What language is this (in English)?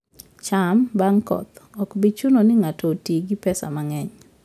Luo (Kenya and Tanzania)